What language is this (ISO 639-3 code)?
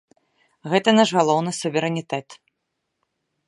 bel